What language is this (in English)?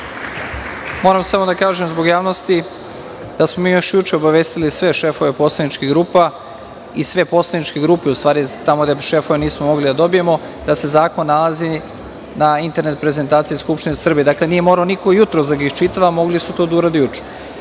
Serbian